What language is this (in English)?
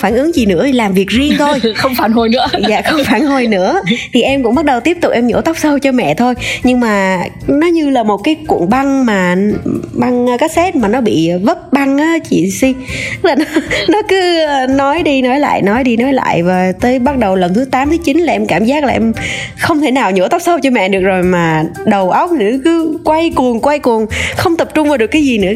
Vietnamese